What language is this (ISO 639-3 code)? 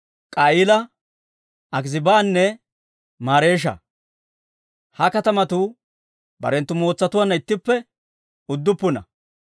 dwr